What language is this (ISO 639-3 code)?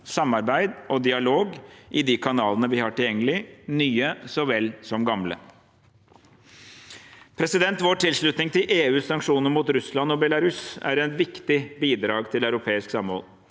nor